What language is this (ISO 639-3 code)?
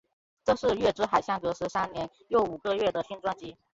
zho